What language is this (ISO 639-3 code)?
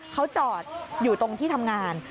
tha